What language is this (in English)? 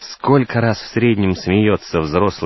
Russian